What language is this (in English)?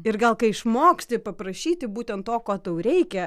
Lithuanian